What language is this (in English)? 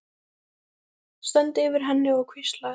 Icelandic